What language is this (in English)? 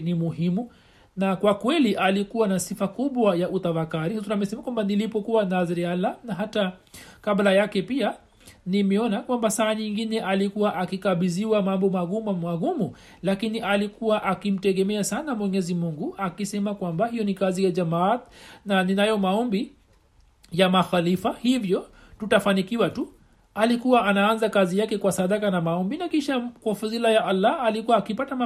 Swahili